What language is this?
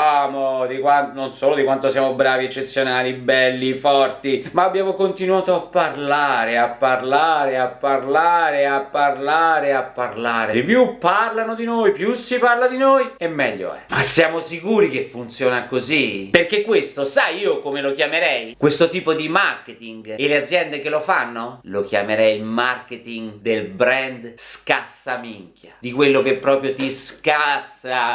Italian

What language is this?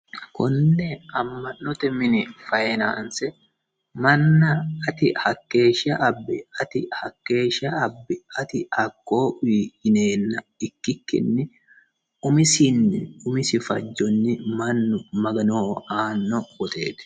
Sidamo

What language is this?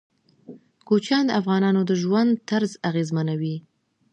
Pashto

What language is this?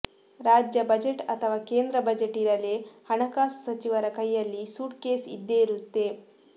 Kannada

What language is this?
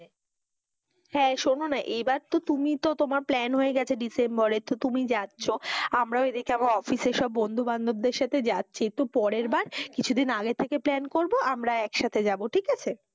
Bangla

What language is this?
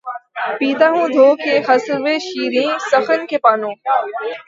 Urdu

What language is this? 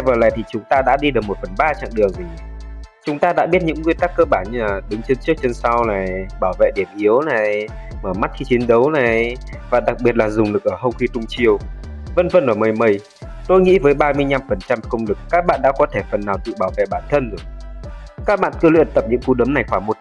Vietnamese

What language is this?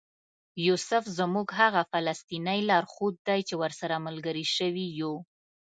Pashto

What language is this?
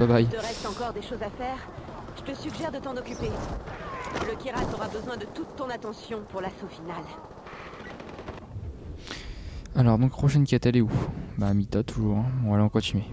French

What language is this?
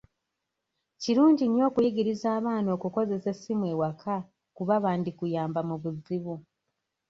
Ganda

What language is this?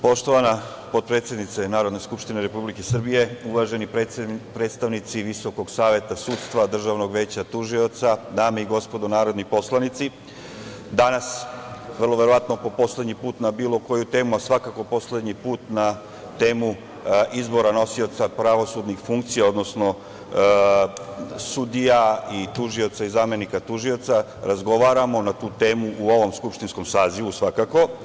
Serbian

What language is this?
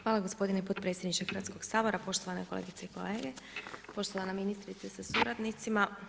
Croatian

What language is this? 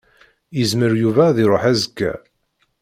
Kabyle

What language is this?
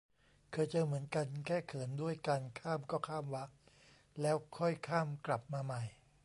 Thai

